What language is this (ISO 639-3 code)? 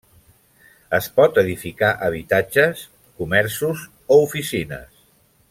cat